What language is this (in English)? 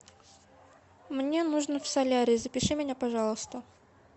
Russian